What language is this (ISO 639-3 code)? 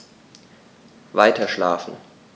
deu